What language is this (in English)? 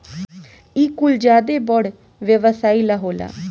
Bhojpuri